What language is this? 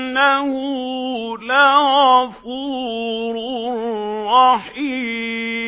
Arabic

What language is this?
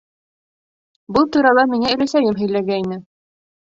Bashkir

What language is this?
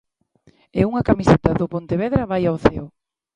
Galician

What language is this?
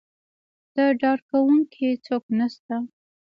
Pashto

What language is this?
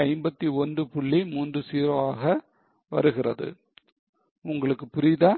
Tamil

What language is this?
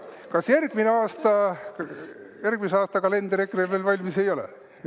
Estonian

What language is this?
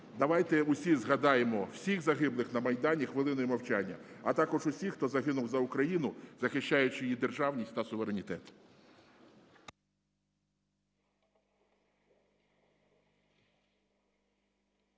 Ukrainian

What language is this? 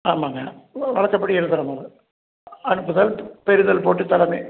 Tamil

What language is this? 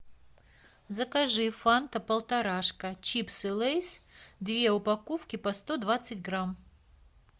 Russian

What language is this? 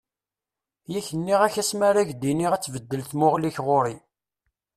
Kabyle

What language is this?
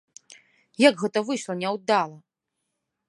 Belarusian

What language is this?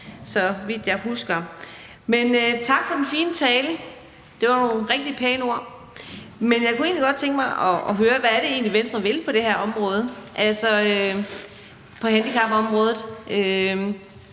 Danish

